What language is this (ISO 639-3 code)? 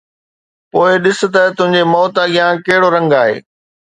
snd